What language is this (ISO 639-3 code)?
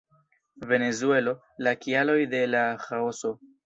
epo